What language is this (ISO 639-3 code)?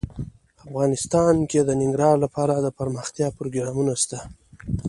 pus